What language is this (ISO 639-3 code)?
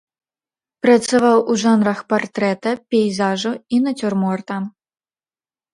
bel